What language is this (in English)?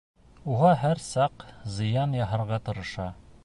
Bashkir